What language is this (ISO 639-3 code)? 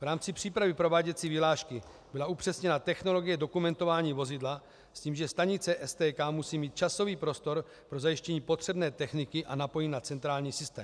ces